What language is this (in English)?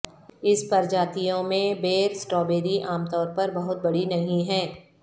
Urdu